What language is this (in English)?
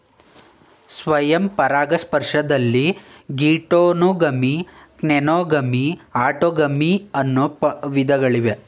Kannada